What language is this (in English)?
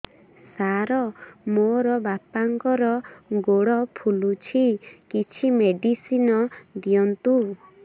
Odia